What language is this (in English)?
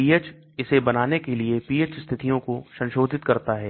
Hindi